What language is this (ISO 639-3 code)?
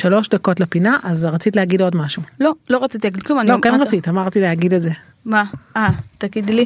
heb